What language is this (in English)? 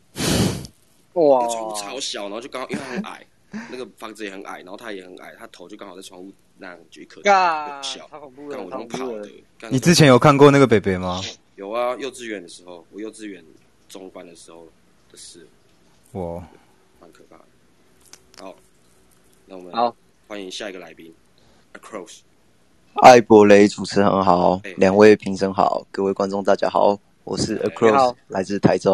Chinese